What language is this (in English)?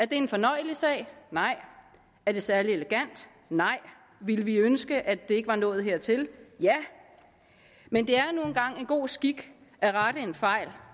Danish